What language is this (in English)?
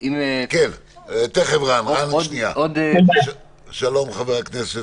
Hebrew